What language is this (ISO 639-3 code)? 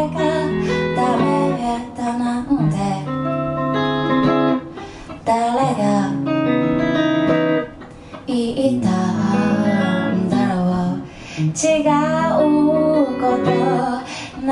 kor